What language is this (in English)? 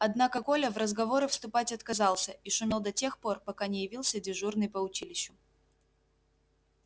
Russian